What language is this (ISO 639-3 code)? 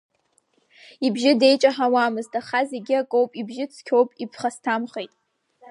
abk